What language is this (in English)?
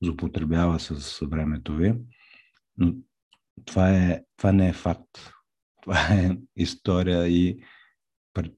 Bulgarian